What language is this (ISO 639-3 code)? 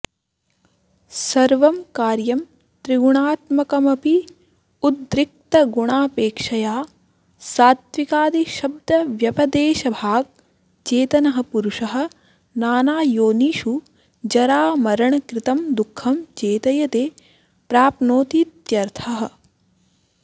san